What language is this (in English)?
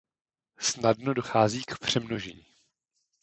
Czech